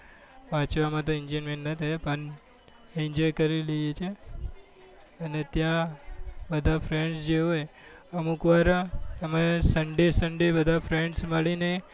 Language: Gujarati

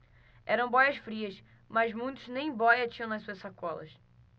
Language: Portuguese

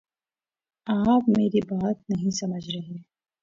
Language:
Urdu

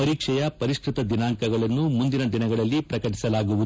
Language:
Kannada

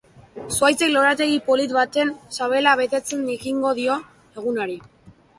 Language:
Basque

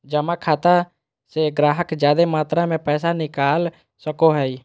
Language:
Magahi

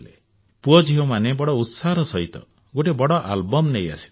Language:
Odia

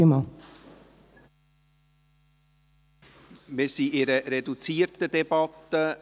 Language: Swiss German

